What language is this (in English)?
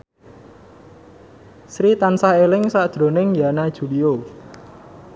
Javanese